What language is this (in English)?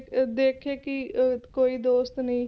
Punjabi